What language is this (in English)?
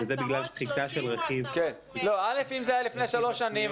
Hebrew